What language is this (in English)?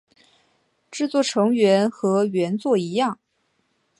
Chinese